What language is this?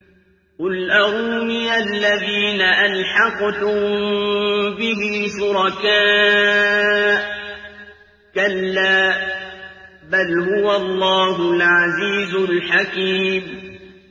Arabic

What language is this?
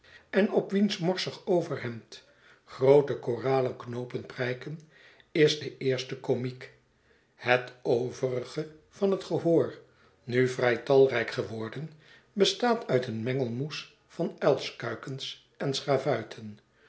Dutch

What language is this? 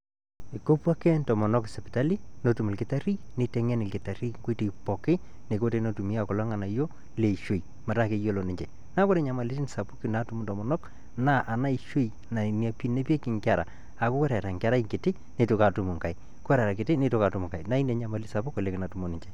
Masai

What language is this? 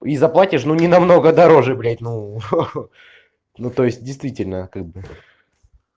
Russian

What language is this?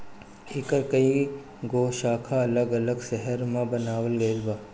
Bhojpuri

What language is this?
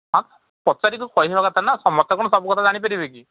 Odia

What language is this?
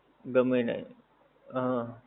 Gujarati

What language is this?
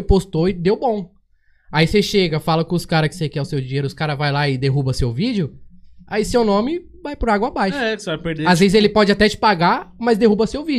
Portuguese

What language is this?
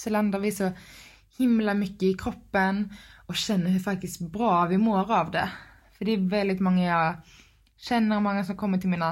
Swedish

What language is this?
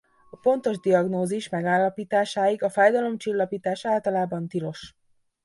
Hungarian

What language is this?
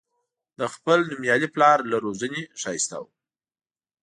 Pashto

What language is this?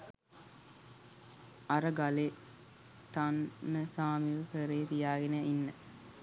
Sinhala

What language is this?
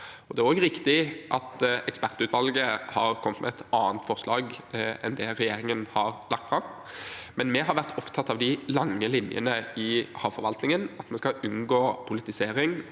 Norwegian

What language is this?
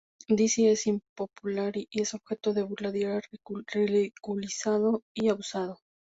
Spanish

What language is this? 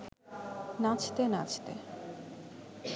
Bangla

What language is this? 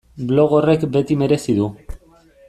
Basque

